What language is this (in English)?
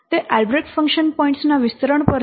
Gujarati